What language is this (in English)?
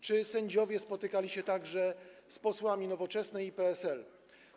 Polish